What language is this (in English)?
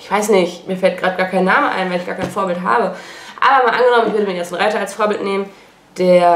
German